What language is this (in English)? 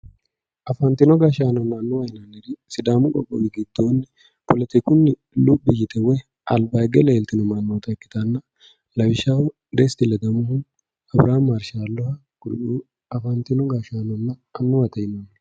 Sidamo